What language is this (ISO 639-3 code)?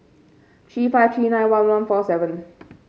eng